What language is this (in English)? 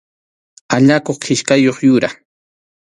Arequipa-La Unión Quechua